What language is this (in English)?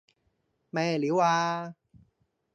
Cantonese